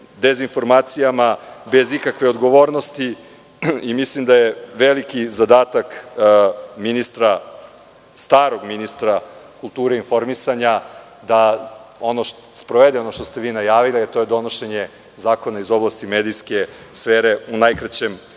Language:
Serbian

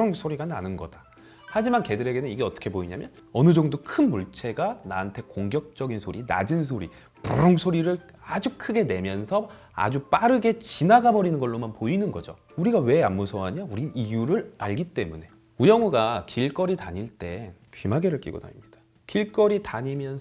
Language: Korean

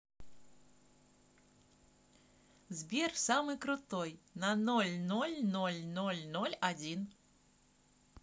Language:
Russian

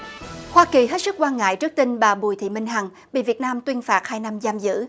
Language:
Vietnamese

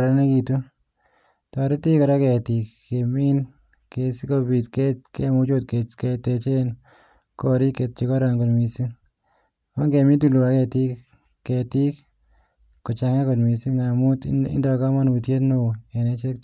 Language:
Kalenjin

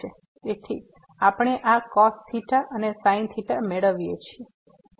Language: Gujarati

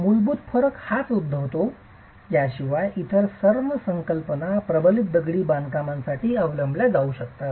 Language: Marathi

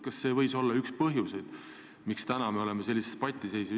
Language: Estonian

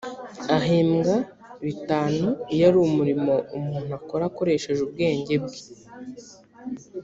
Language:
Kinyarwanda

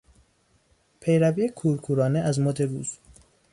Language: Persian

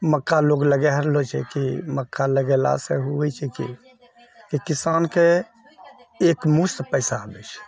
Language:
Maithili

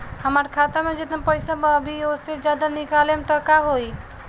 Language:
Bhojpuri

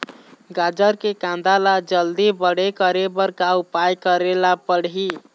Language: Chhattisgarhi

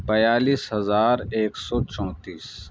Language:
Urdu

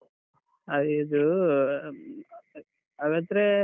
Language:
Kannada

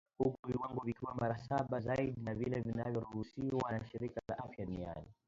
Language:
Swahili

